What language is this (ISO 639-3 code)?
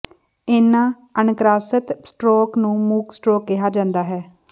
pan